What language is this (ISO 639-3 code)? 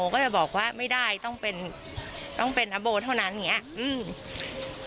tha